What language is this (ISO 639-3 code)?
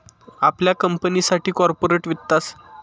mar